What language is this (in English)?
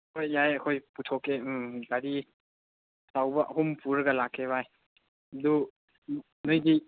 Manipuri